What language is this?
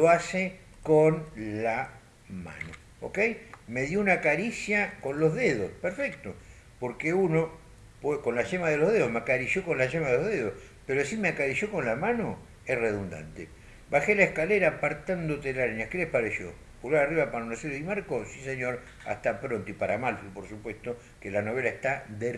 Spanish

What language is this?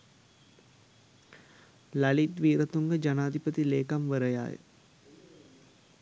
Sinhala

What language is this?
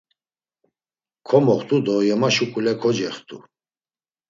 Laz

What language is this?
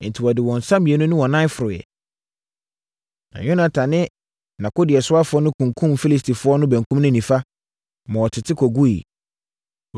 Akan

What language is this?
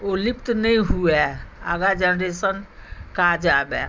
Maithili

